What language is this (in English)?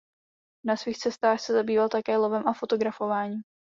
Czech